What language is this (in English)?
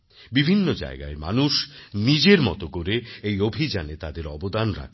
Bangla